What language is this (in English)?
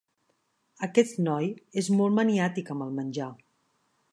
Catalan